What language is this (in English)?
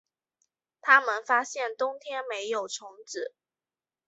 Chinese